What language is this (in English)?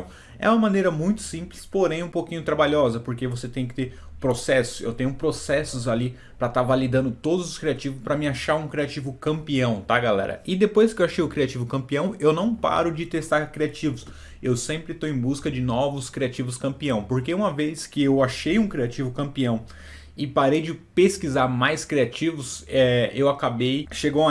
Portuguese